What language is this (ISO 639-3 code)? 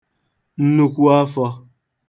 ibo